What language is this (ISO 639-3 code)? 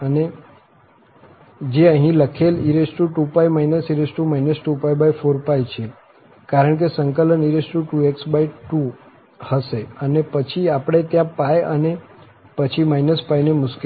guj